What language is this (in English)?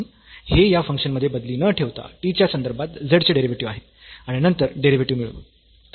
Marathi